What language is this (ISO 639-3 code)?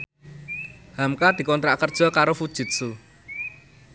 jav